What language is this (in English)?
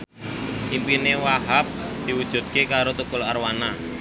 Javanese